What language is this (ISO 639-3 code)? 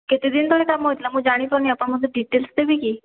ori